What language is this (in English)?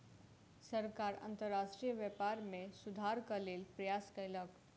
Maithili